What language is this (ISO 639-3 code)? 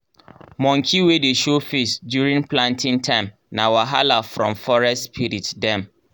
pcm